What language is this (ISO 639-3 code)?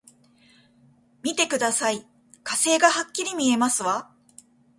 jpn